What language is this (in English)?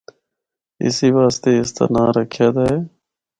Northern Hindko